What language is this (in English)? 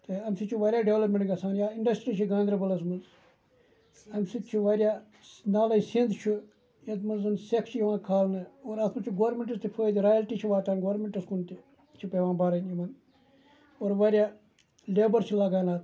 Kashmiri